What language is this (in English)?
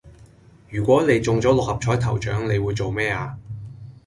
Cantonese